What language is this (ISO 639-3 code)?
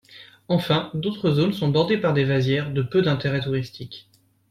fra